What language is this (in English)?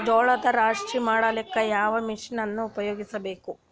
Kannada